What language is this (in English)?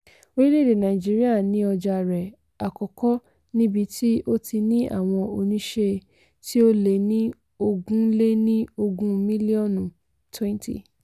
Yoruba